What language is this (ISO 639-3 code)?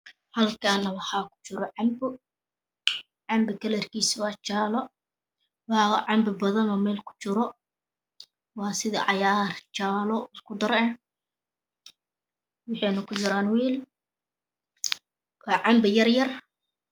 som